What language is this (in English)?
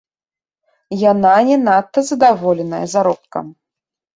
Belarusian